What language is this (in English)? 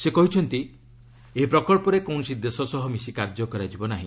Odia